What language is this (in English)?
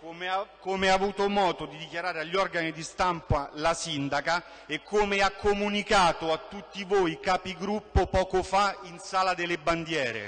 Italian